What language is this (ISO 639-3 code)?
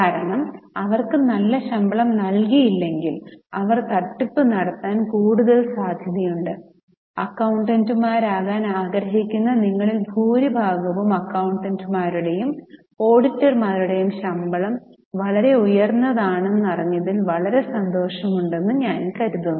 mal